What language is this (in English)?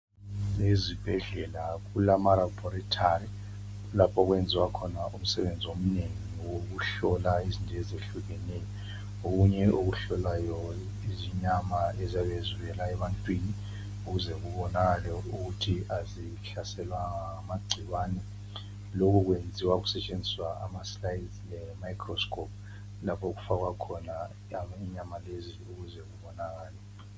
North Ndebele